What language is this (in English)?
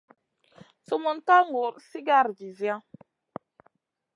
Masana